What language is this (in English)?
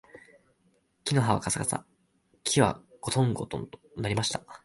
Japanese